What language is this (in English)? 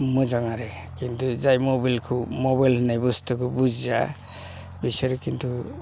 Bodo